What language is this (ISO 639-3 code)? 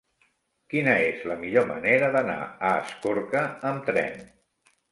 cat